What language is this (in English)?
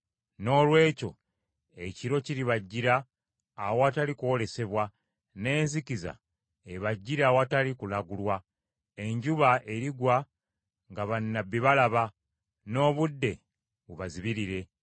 Ganda